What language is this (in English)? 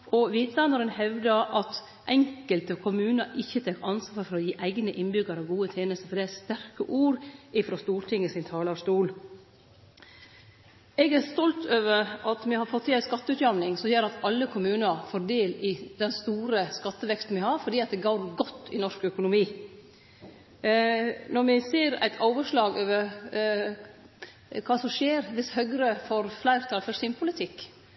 Norwegian Nynorsk